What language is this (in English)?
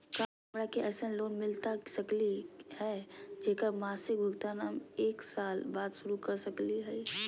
Magahi